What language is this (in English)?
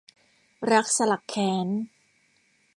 Thai